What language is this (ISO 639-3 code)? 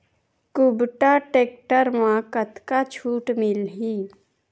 hne